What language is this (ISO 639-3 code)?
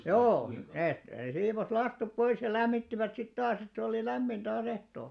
fin